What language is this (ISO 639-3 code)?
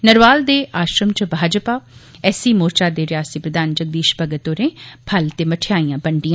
doi